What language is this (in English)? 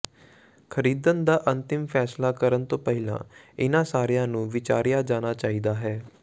Punjabi